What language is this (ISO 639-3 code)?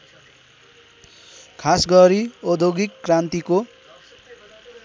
nep